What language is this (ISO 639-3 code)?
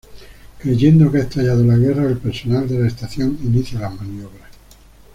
spa